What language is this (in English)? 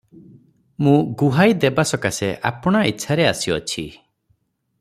Odia